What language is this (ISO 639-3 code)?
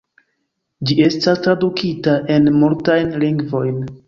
epo